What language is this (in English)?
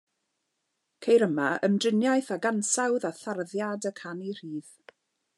Welsh